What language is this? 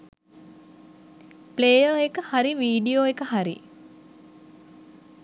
Sinhala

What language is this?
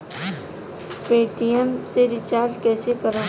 Bhojpuri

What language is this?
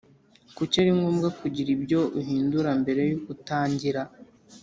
Kinyarwanda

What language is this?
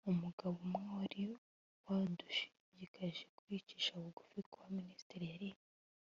Kinyarwanda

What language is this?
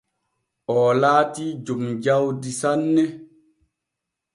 Borgu Fulfulde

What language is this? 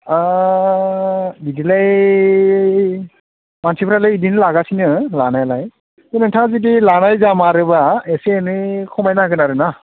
Bodo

